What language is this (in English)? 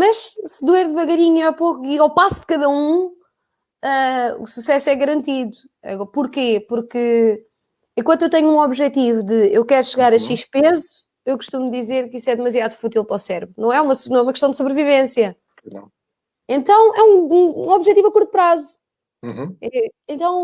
Portuguese